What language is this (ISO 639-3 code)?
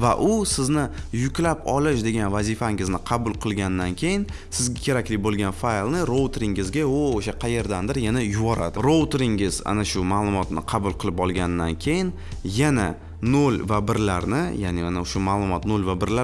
tur